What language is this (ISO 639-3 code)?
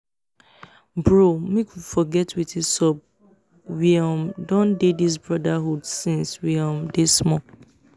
pcm